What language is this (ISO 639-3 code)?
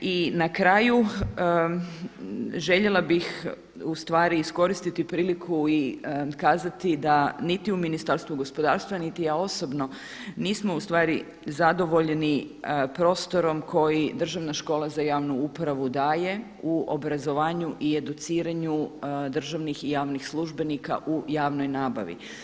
hrv